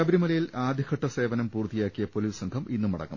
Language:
Malayalam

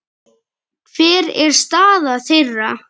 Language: Icelandic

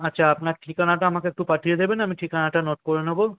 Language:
Bangla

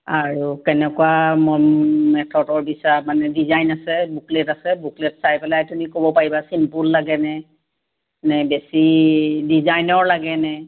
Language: Assamese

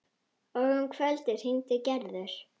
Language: Icelandic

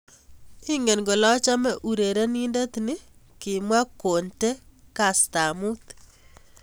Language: Kalenjin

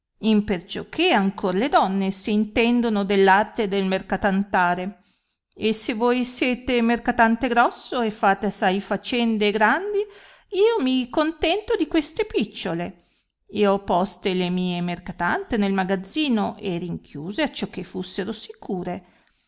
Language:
Italian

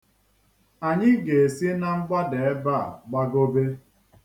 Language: Igbo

